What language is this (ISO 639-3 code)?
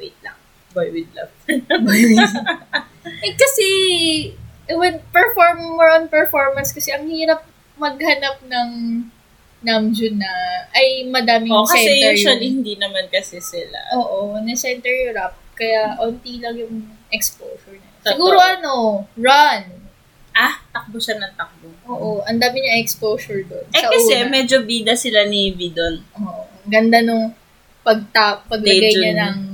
fil